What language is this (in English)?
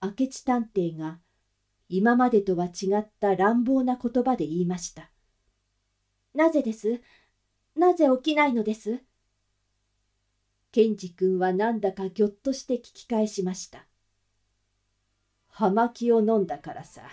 Japanese